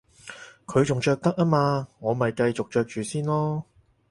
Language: Cantonese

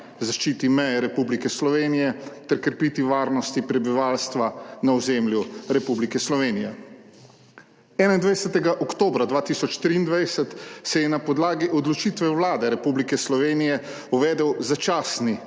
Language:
Slovenian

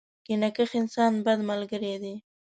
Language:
Pashto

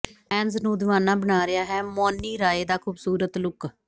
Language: Punjabi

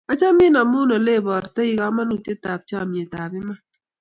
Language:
Kalenjin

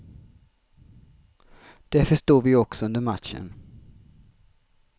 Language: Swedish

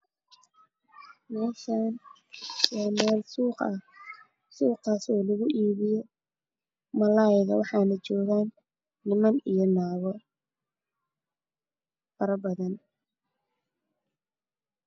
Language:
Somali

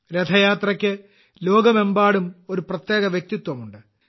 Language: Malayalam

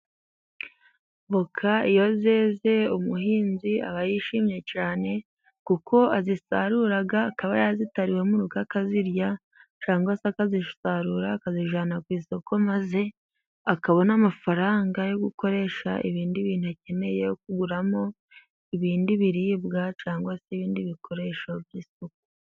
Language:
Kinyarwanda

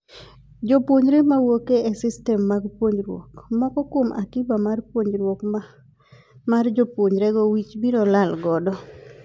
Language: Luo (Kenya and Tanzania)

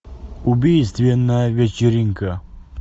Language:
Russian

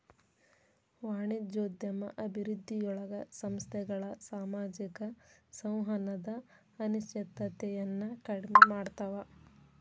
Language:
Kannada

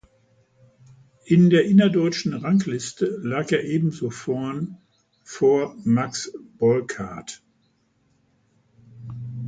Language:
German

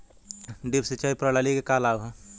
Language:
Bhojpuri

